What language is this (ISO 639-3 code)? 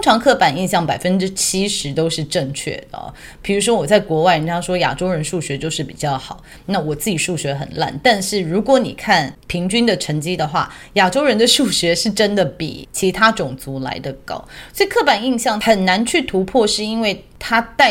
zho